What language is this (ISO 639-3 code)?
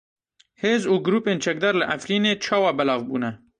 kur